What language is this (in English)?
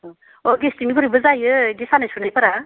Bodo